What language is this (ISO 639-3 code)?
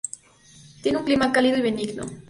spa